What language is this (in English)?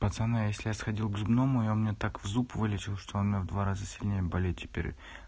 Russian